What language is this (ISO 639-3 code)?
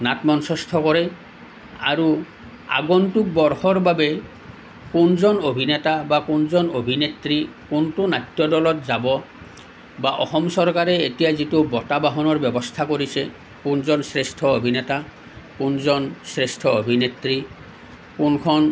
asm